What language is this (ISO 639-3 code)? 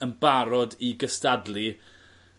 cym